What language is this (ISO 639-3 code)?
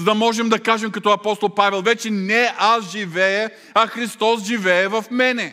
bul